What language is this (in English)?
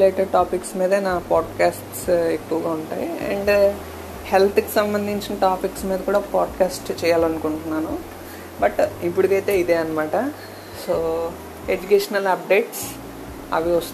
Telugu